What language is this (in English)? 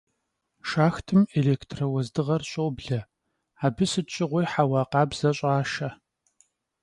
Kabardian